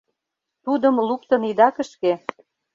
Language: Mari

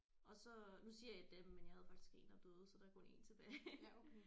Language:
Danish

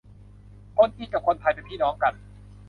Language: Thai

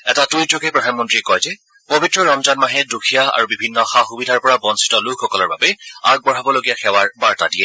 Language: Assamese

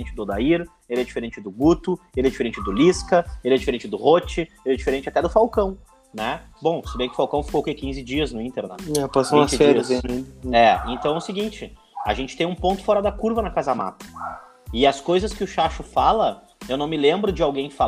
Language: Portuguese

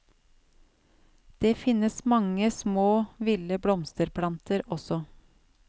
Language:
Norwegian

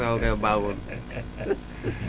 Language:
Wolof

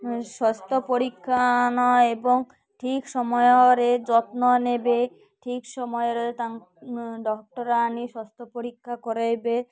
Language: Odia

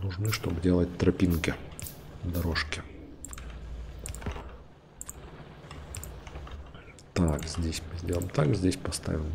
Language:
Russian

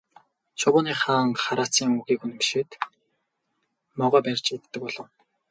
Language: Mongolian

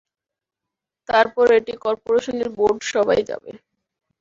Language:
Bangla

